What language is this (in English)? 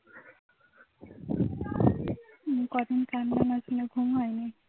Bangla